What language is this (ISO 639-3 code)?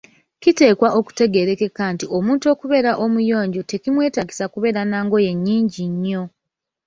lug